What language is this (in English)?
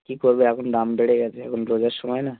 Bangla